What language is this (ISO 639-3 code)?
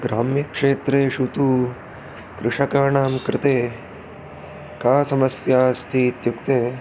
san